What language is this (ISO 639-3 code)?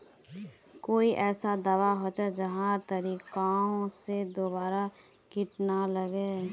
mag